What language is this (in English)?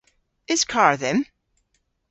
Cornish